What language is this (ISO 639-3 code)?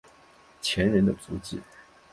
zho